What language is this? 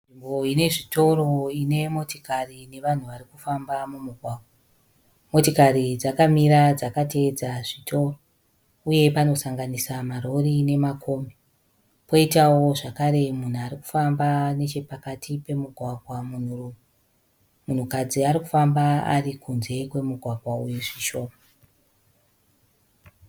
Shona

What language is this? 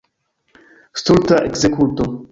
Esperanto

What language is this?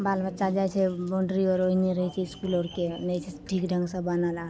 Maithili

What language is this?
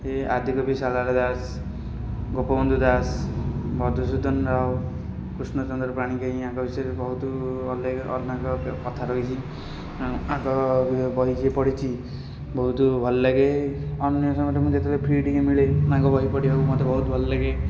Odia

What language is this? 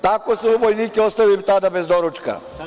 Serbian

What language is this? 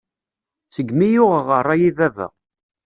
Kabyle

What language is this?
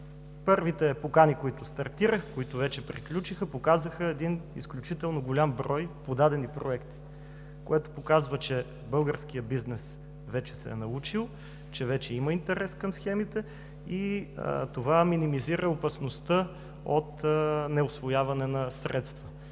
Bulgarian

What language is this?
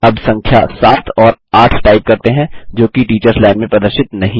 Hindi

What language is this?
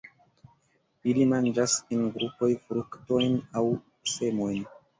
Esperanto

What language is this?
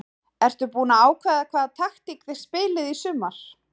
Icelandic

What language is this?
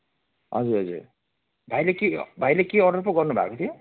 Nepali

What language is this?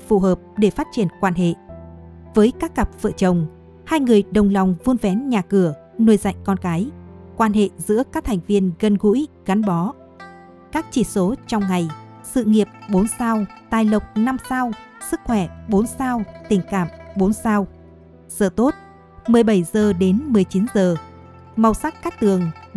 Vietnamese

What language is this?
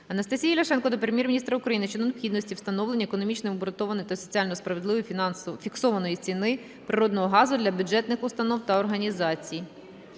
Ukrainian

